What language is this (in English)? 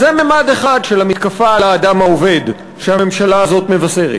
Hebrew